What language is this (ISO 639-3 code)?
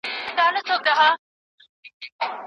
pus